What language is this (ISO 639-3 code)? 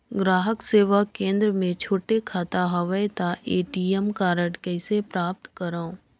hne